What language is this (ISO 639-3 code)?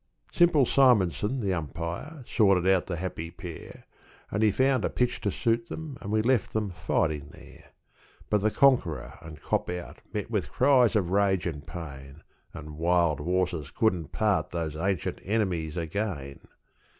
eng